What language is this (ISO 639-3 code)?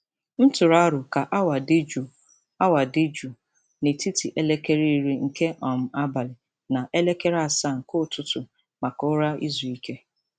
ibo